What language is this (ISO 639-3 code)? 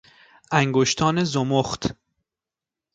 fas